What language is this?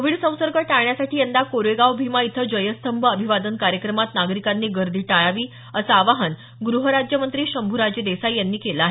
Marathi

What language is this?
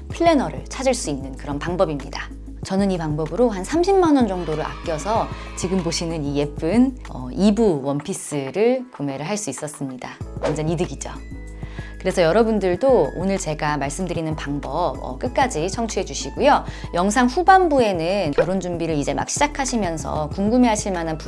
Korean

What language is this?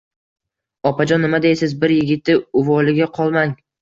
Uzbek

